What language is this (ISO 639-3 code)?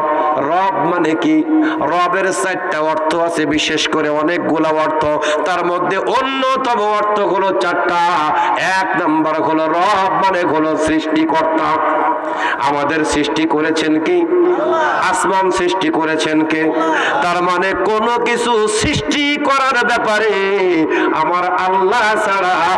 ben